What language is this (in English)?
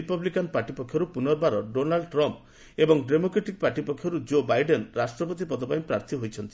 Odia